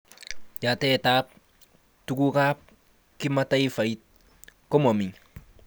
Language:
Kalenjin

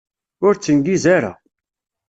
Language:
Kabyle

